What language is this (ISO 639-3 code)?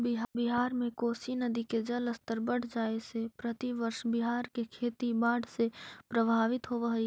mag